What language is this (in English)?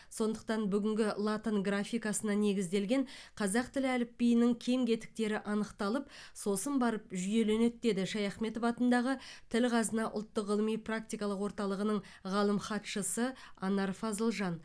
Kazakh